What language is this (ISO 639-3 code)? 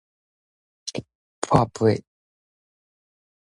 nan